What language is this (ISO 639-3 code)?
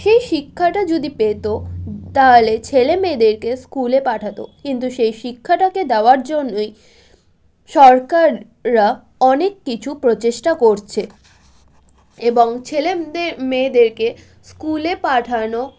ben